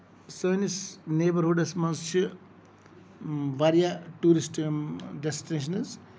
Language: Kashmiri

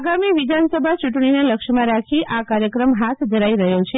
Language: Gujarati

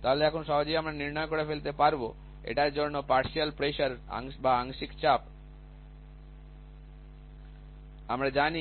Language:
Bangla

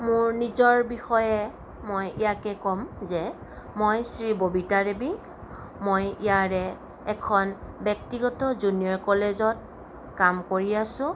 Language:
Assamese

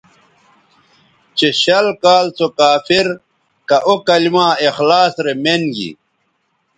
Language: Bateri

